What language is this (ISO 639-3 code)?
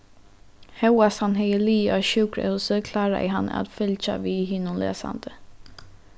fao